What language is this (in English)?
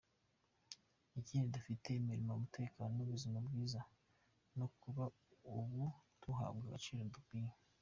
Kinyarwanda